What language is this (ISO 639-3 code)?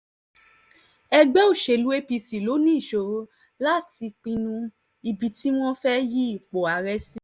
yor